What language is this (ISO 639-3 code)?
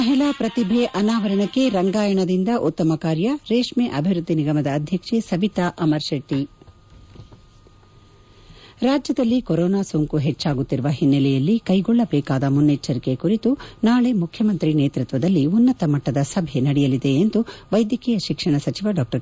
kan